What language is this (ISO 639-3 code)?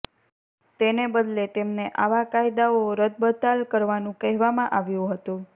guj